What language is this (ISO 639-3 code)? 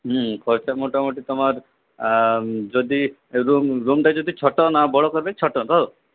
ben